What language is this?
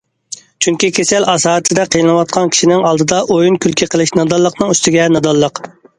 Uyghur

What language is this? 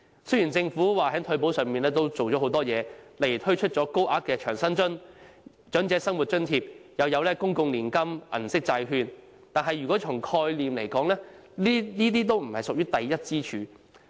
Cantonese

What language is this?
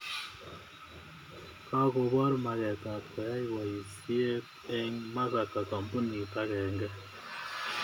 Kalenjin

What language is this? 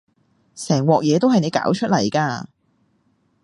Cantonese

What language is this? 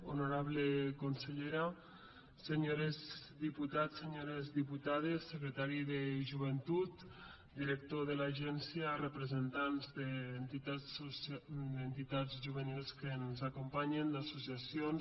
Catalan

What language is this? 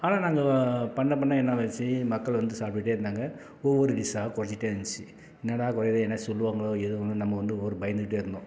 Tamil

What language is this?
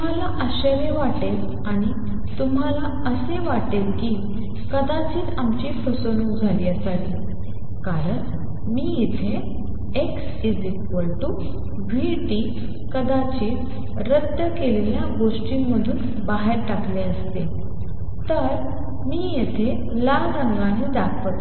Marathi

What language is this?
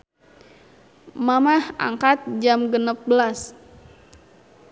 Sundanese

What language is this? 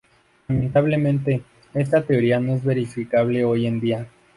Spanish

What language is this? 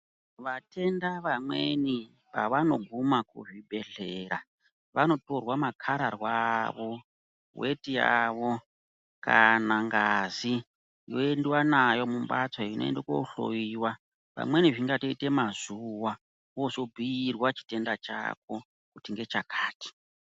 Ndau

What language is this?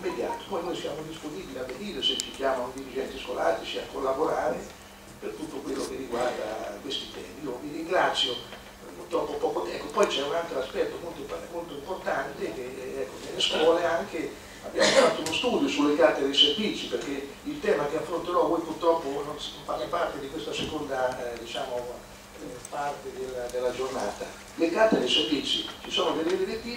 Italian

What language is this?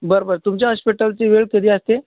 Marathi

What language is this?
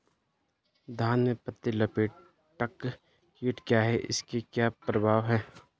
Hindi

